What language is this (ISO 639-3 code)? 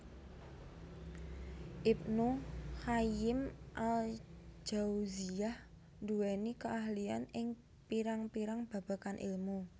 jav